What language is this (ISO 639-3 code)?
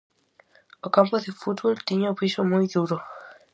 glg